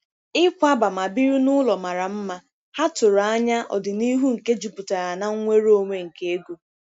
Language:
Igbo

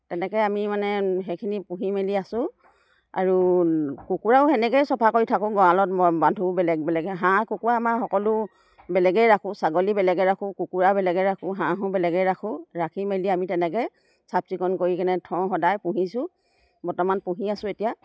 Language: Assamese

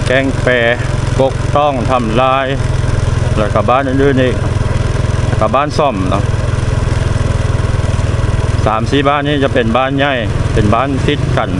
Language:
Thai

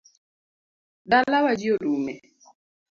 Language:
Luo (Kenya and Tanzania)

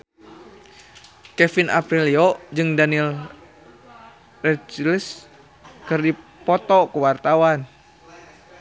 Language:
Sundanese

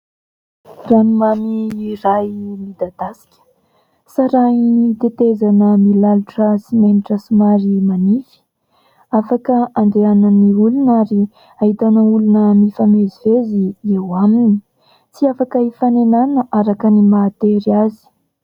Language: Malagasy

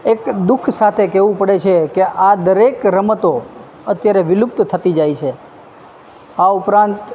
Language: Gujarati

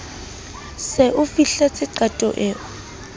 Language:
Southern Sotho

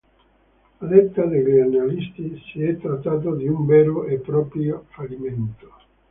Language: Italian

